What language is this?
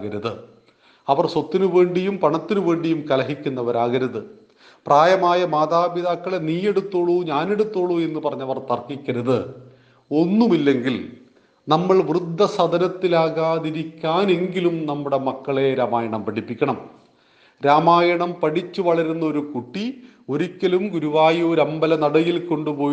Malayalam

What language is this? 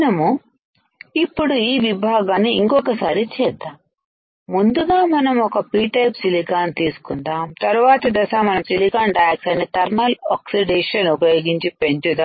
Telugu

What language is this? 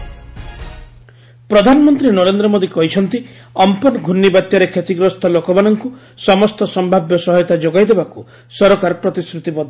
Odia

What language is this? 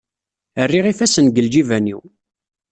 Kabyle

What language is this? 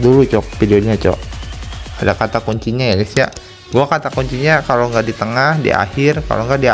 Indonesian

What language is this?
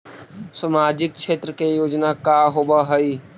Magahi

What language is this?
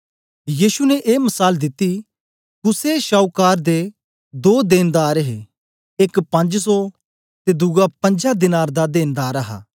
Dogri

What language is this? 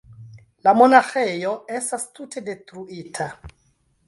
Esperanto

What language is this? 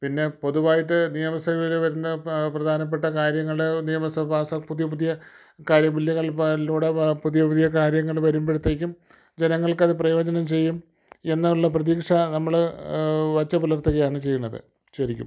Malayalam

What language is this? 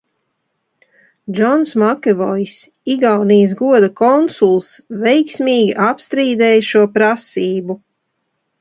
Latvian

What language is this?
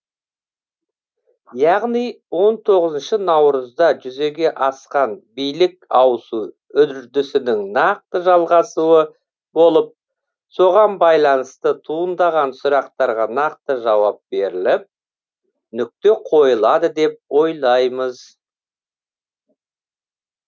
Kazakh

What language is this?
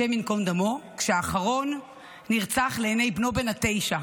Hebrew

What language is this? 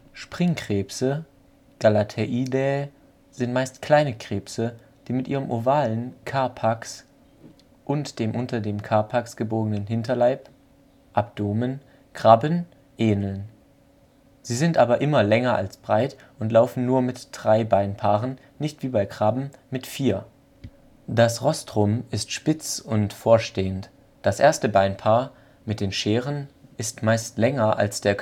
German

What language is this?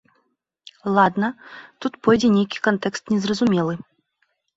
Belarusian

